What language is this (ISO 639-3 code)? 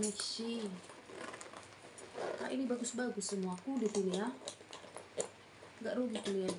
ind